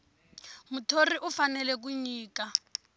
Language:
Tsonga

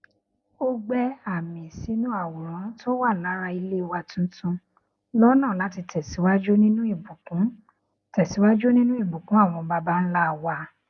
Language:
Yoruba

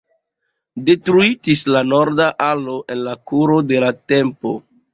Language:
Esperanto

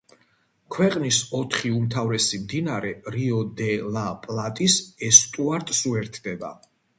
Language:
Georgian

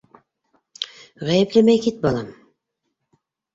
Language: Bashkir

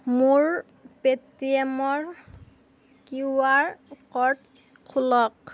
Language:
Assamese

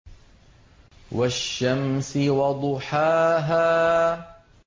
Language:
Arabic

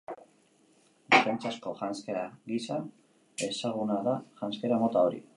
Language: Basque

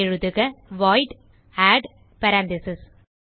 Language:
Tamil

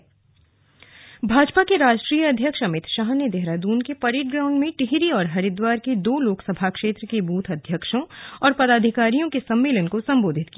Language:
Hindi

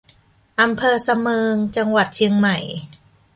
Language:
Thai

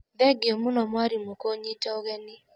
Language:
Kikuyu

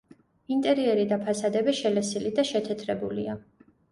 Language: Georgian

